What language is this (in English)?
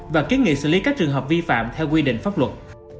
Vietnamese